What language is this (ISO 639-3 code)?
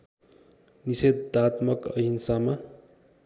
nep